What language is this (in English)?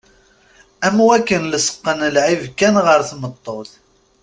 Kabyle